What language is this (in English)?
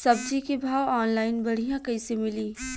Bhojpuri